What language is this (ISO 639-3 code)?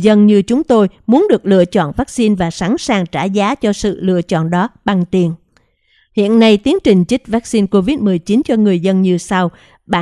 vie